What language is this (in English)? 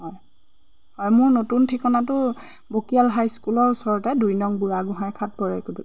Assamese